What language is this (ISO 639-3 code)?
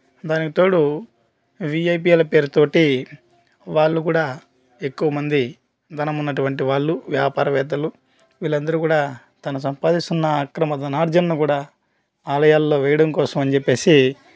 tel